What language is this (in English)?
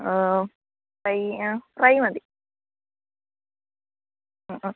Malayalam